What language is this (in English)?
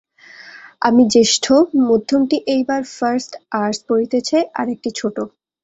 Bangla